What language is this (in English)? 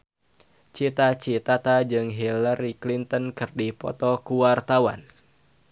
Sundanese